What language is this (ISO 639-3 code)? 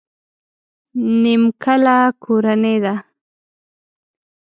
pus